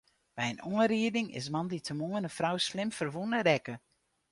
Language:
Western Frisian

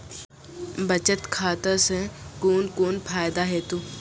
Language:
Maithili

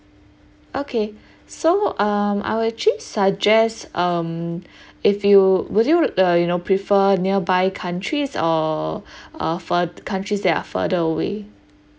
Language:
English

